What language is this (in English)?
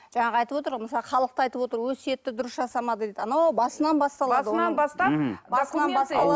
Kazakh